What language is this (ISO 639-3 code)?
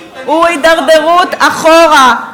heb